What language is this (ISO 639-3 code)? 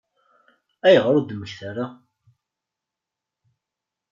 kab